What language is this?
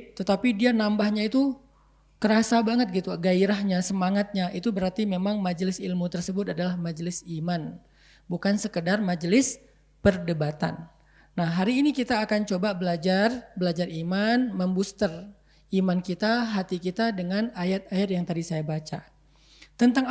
Indonesian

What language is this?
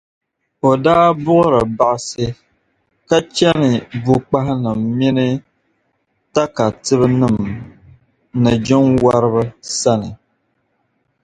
Dagbani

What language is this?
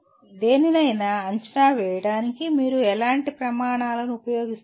Telugu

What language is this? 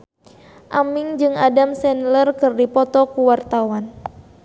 Sundanese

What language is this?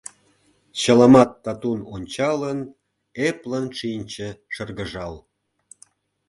Mari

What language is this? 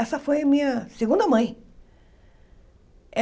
Portuguese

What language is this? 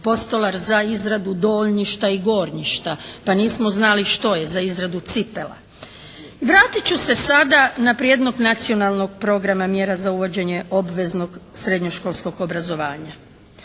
Croatian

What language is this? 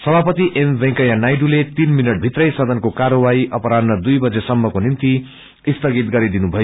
Nepali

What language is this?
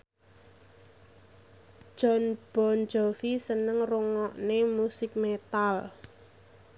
Javanese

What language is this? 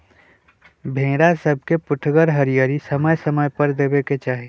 Magahi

